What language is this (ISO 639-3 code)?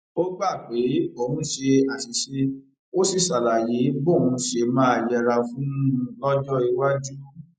yor